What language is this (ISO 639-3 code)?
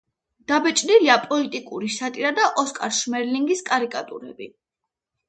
kat